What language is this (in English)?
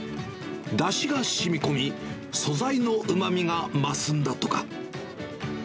Japanese